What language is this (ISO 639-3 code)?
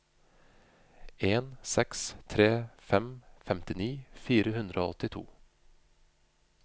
nor